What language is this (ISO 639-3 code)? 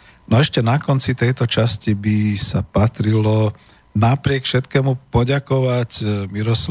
slk